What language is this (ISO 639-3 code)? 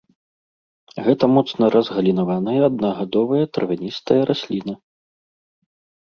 bel